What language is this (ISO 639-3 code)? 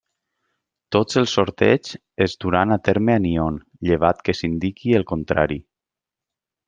cat